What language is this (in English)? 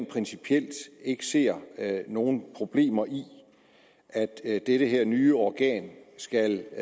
Danish